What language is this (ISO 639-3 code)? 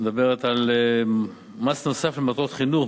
heb